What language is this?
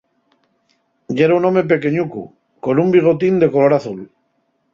Asturian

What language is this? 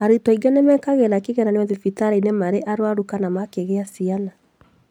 Kikuyu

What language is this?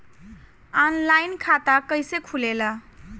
Bhojpuri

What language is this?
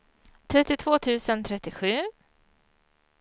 Swedish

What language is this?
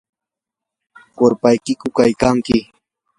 Yanahuanca Pasco Quechua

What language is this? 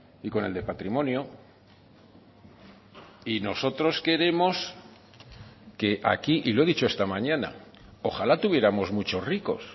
Spanish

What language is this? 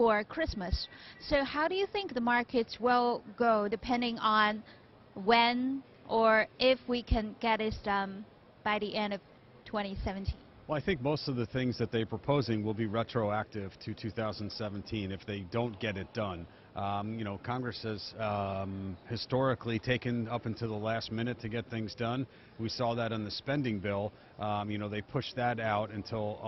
Chinese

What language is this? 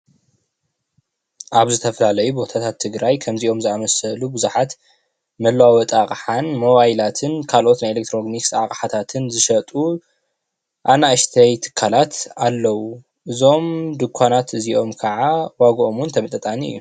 Tigrinya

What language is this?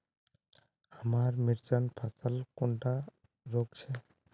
Magahi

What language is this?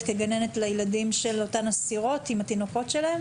Hebrew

